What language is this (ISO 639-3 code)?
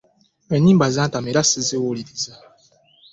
lug